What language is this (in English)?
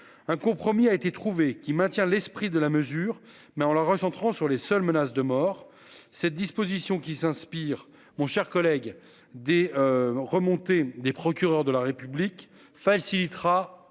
French